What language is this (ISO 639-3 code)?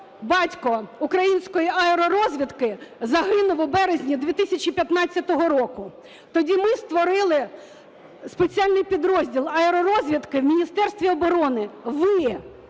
ukr